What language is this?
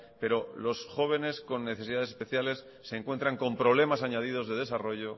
Spanish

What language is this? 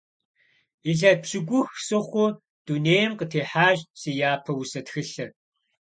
Kabardian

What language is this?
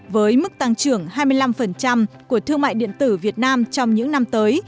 Vietnamese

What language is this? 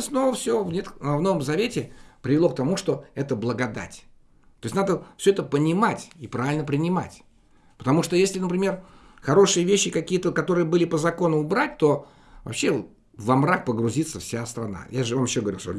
Russian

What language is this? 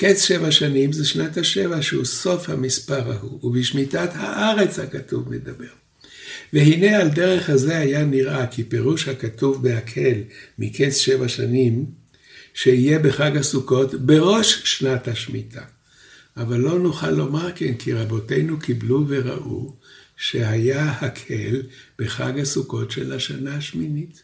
Hebrew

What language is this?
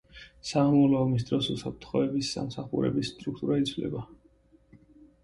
Georgian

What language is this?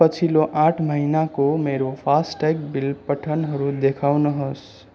Nepali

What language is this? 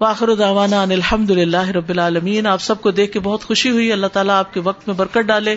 Urdu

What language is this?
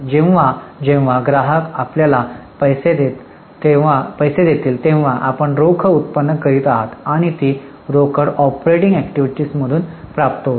Marathi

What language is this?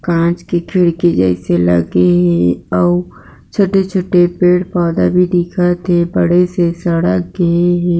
Chhattisgarhi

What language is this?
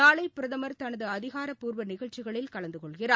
Tamil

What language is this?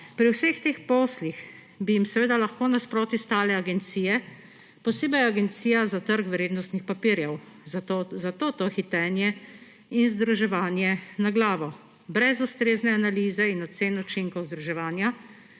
Slovenian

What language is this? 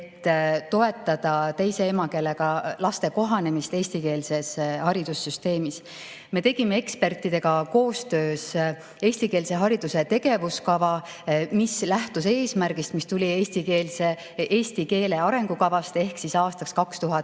Estonian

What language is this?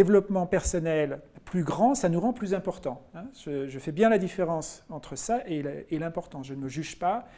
French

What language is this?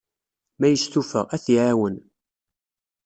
Kabyle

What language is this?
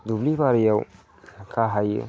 Bodo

